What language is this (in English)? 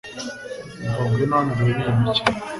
Kinyarwanda